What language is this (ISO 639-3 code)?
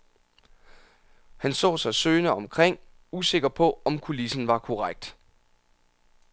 dan